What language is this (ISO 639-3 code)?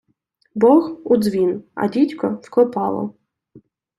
ukr